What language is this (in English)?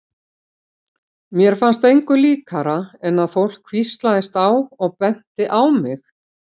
Icelandic